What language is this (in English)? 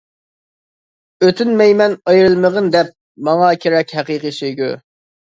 Uyghur